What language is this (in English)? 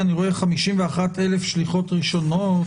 Hebrew